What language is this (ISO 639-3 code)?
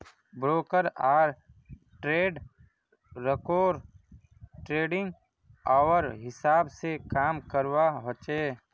mag